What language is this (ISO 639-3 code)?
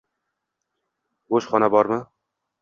uzb